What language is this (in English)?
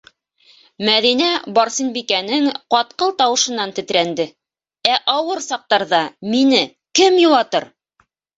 Bashkir